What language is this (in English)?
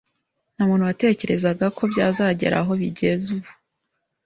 Kinyarwanda